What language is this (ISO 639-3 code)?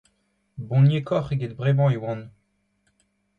bre